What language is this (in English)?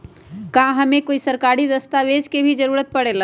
Magahi